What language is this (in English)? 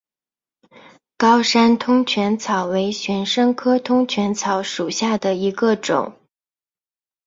Chinese